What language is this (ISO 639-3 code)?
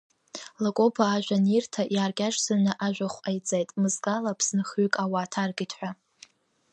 abk